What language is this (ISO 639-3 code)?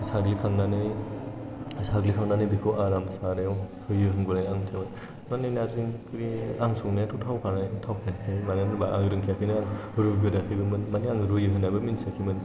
brx